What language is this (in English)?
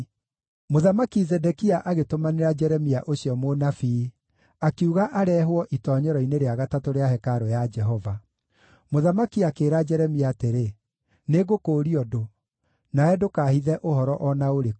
Kikuyu